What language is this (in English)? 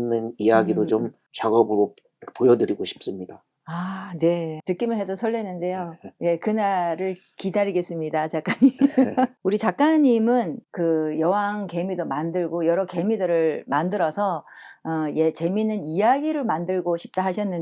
Korean